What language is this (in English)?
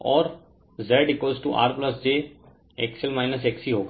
Hindi